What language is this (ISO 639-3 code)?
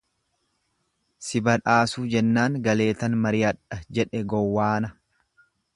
orm